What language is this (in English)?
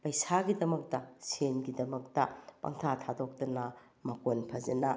Manipuri